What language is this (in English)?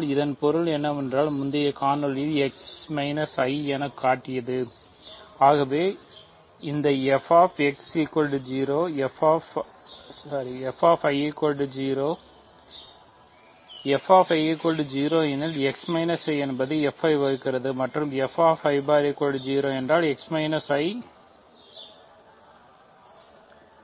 Tamil